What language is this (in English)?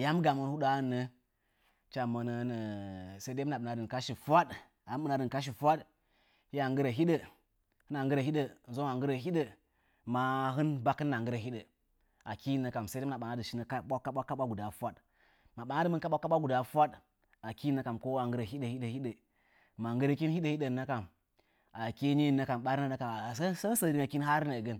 Nzanyi